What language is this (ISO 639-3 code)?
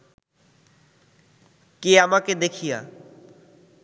ben